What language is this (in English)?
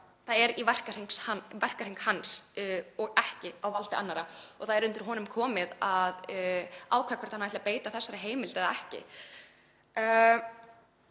Icelandic